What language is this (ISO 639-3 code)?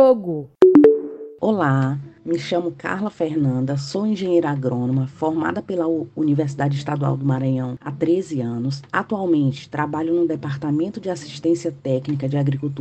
por